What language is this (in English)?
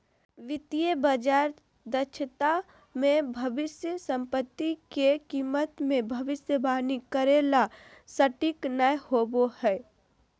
Magahi